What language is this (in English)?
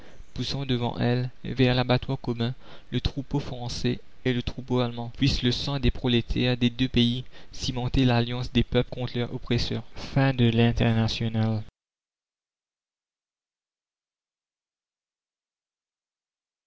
French